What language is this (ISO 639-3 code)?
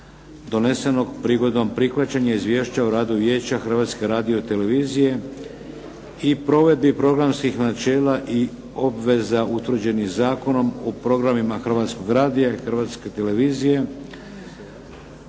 hrv